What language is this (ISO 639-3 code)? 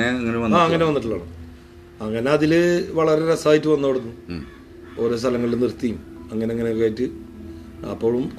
mal